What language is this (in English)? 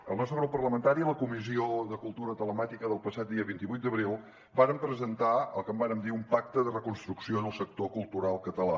Catalan